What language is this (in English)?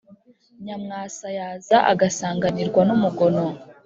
Kinyarwanda